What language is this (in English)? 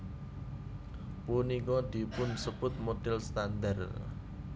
Javanese